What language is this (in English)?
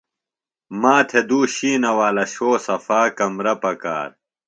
Phalura